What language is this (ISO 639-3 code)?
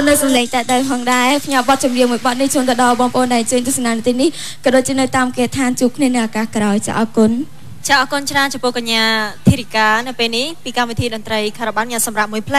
tha